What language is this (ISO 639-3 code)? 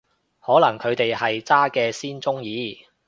yue